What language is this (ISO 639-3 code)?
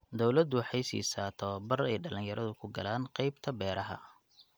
som